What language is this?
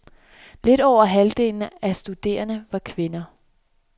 Danish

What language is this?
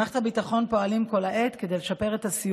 Hebrew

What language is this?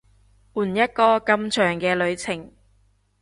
Cantonese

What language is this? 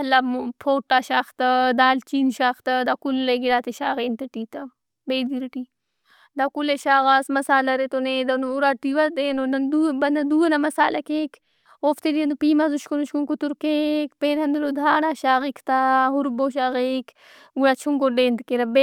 Brahui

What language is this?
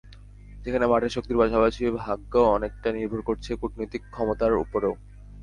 Bangla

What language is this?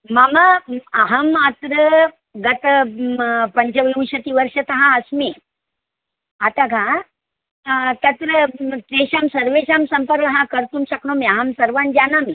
Sanskrit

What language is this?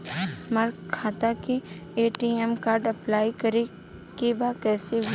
Bhojpuri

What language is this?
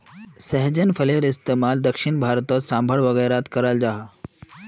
Magahi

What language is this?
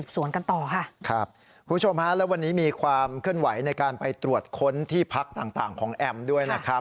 Thai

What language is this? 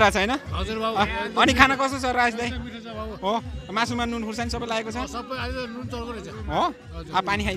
Indonesian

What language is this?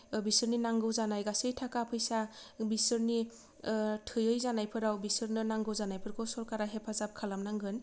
Bodo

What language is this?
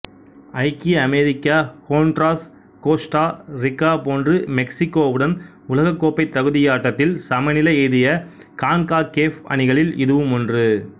Tamil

